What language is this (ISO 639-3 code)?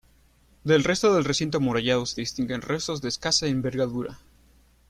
spa